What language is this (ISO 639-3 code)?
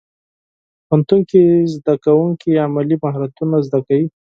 pus